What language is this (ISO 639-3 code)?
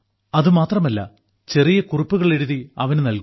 mal